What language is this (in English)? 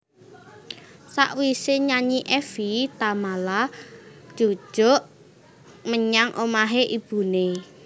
Javanese